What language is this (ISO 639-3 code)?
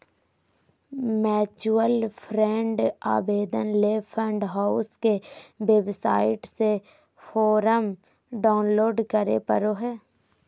mag